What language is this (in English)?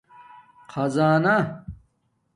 Domaaki